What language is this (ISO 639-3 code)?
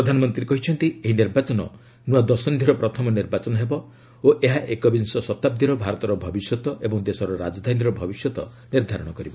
ori